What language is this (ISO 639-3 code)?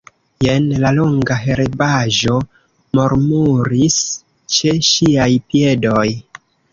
epo